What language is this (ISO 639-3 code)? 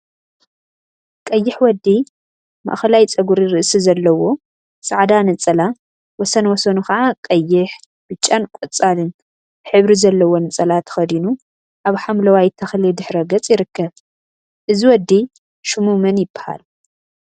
tir